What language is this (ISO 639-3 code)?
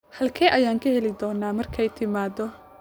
som